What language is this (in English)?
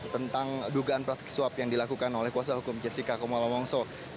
Indonesian